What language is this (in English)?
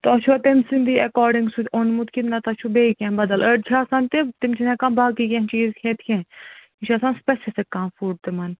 Kashmiri